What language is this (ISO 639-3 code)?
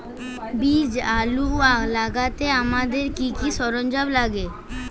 ben